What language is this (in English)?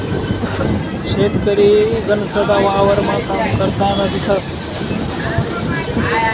Marathi